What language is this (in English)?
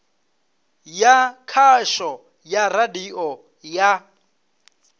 Venda